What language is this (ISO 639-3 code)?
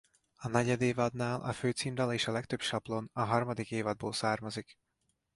hun